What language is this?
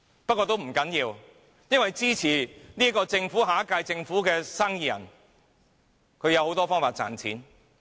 Cantonese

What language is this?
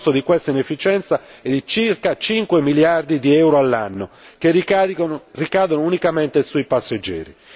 Italian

